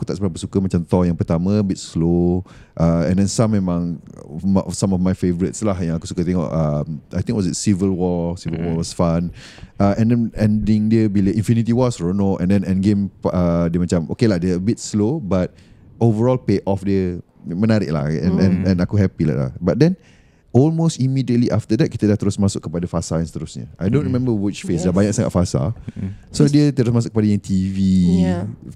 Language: Malay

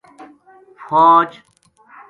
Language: Gujari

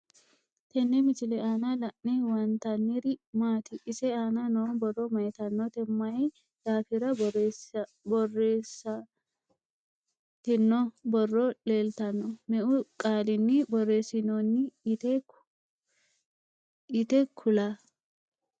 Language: Sidamo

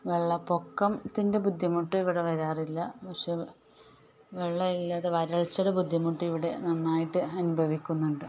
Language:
Malayalam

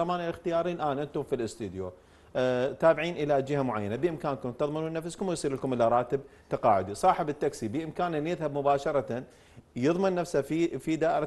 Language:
Arabic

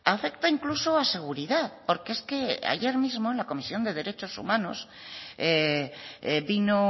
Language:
Spanish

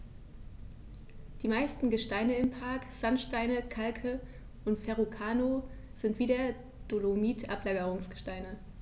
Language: German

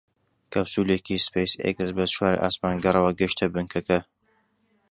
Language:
Central Kurdish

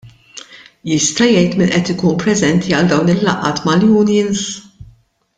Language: Maltese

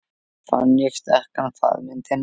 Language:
Icelandic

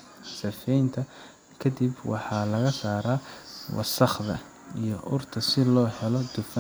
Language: Somali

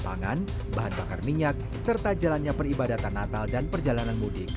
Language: Indonesian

